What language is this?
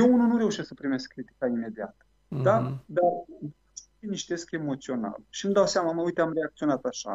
Romanian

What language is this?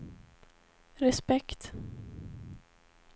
Swedish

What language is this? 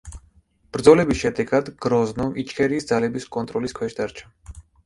Georgian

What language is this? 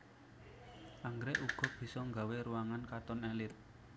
Javanese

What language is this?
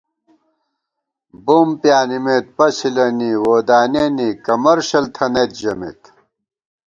Gawar-Bati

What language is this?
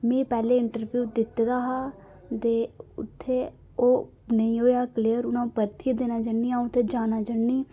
Dogri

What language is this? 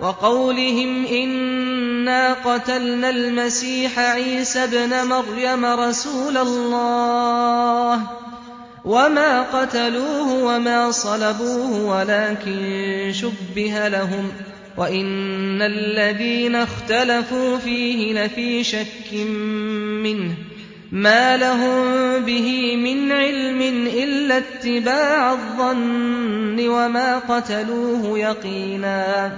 Arabic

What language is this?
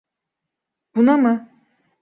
Turkish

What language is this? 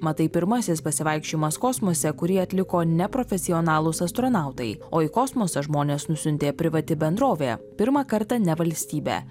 Lithuanian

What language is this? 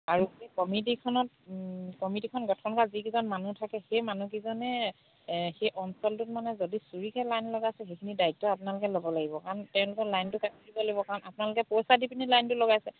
Assamese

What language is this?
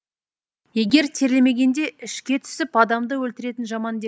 Kazakh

